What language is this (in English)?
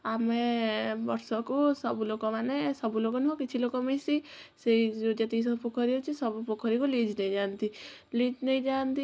Odia